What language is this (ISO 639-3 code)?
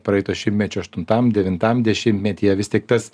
lit